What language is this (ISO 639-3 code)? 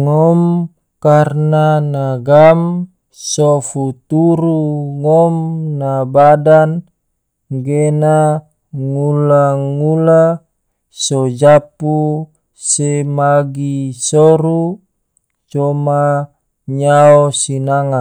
tvo